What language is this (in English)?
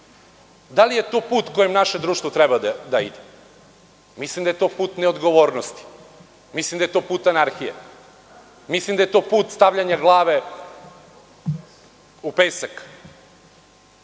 Serbian